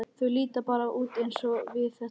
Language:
Icelandic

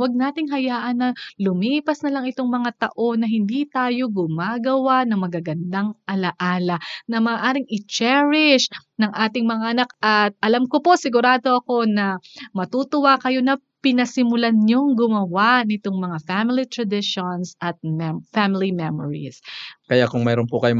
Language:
Filipino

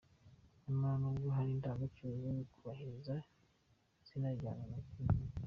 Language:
Kinyarwanda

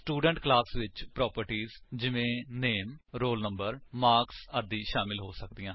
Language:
Punjabi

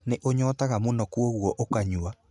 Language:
Kikuyu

